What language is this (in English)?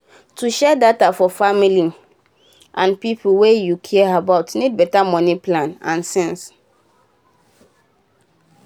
Nigerian Pidgin